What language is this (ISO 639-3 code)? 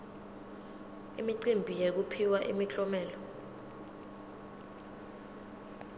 ssw